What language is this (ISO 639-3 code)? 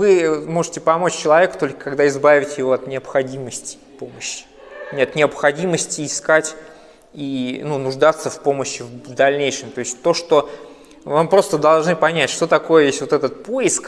rus